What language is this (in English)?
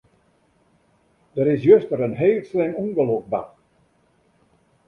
Western Frisian